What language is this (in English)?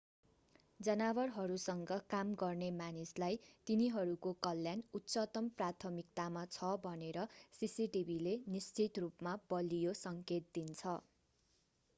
Nepali